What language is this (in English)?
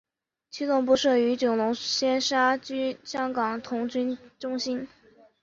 Chinese